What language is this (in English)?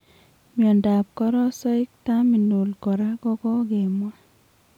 Kalenjin